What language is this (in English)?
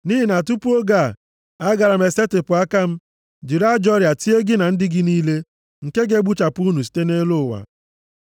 Igbo